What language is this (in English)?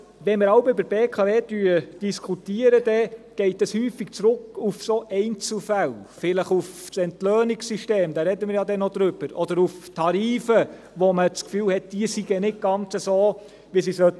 Swiss German